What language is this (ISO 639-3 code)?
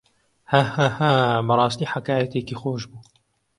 ckb